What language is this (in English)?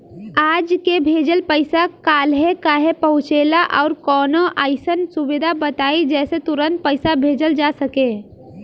Bhojpuri